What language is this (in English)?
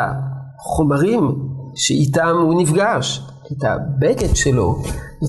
Hebrew